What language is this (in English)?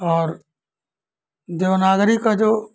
Hindi